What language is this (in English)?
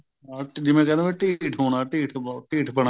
Punjabi